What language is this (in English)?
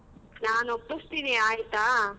Kannada